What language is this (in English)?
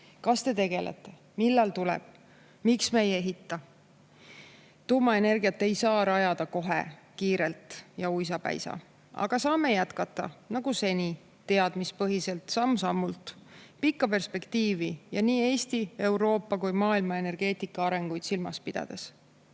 Estonian